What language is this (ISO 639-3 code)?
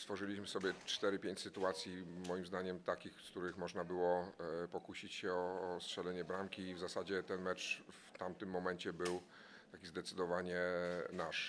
pol